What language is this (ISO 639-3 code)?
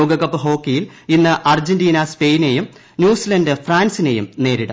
mal